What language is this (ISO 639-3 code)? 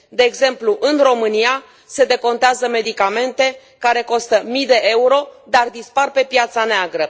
ron